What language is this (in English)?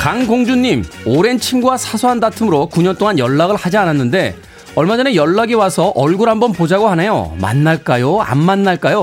Korean